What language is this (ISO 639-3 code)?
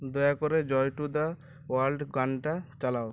ben